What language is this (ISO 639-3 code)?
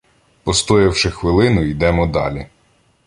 ukr